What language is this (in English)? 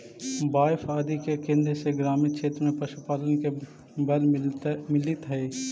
Magahi